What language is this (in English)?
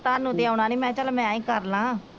Punjabi